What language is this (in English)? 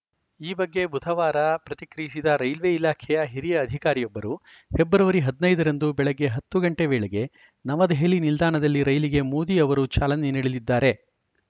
Kannada